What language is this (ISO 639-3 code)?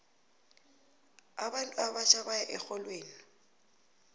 nbl